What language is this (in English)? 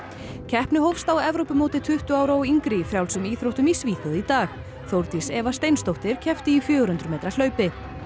Icelandic